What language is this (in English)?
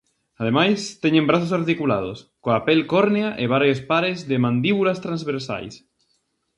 Galician